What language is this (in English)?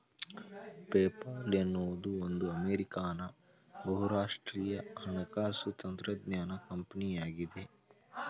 Kannada